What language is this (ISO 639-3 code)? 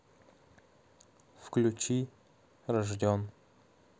rus